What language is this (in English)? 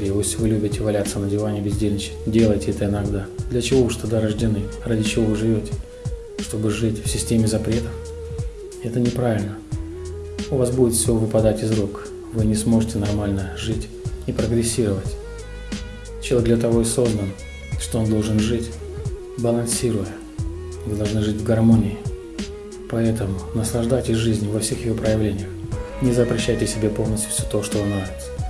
Russian